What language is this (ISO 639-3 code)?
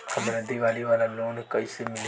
bho